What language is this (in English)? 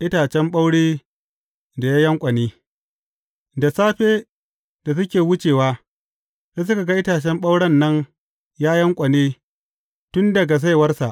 Hausa